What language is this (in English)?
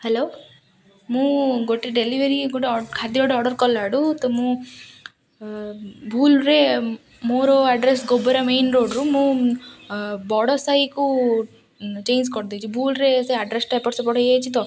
Odia